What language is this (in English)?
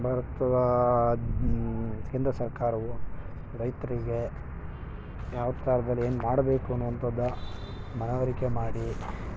Kannada